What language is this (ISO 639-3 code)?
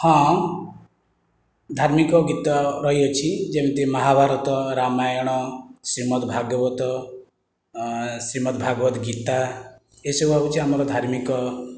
ori